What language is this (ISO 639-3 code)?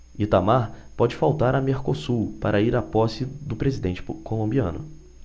por